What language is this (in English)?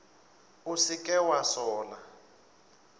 Northern Sotho